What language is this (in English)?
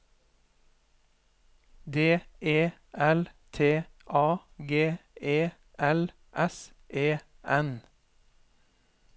Norwegian